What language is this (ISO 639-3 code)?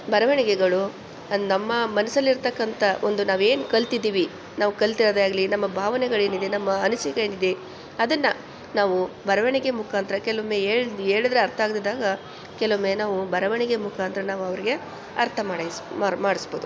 kan